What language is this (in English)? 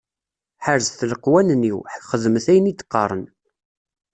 Kabyle